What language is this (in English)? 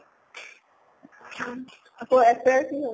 Assamese